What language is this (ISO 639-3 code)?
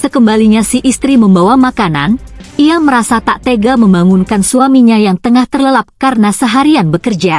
ind